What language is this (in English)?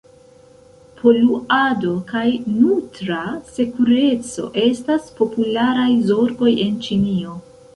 Esperanto